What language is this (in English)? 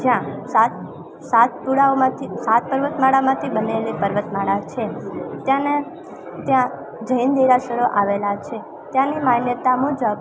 Gujarati